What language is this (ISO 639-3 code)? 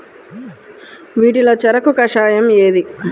tel